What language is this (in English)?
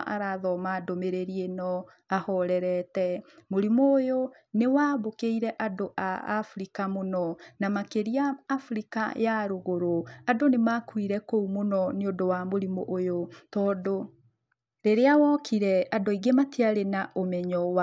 Kikuyu